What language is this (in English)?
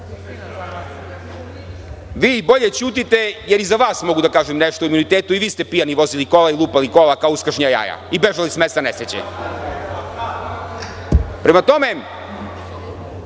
Serbian